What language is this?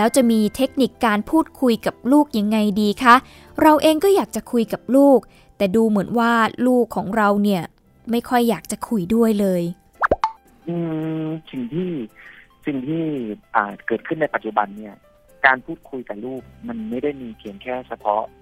Thai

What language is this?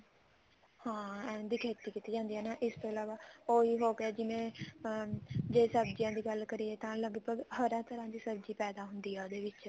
Punjabi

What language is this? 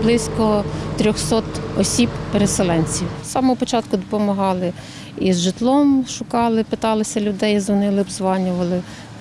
Ukrainian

